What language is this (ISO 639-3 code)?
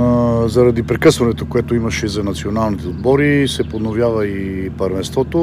bul